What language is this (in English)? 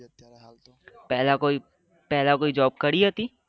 Gujarati